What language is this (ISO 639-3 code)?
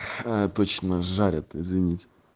rus